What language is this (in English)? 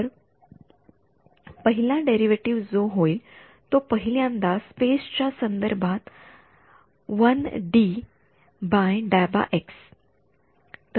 Marathi